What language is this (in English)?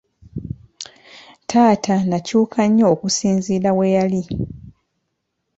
Ganda